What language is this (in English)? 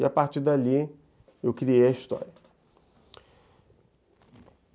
Portuguese